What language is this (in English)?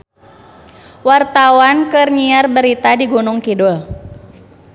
Sundanese